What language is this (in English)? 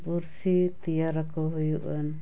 Santali